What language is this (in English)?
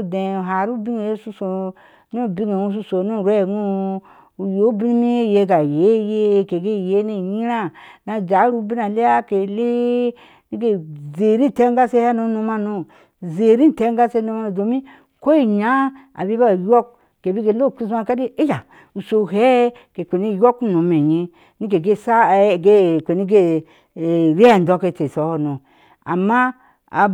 Ashe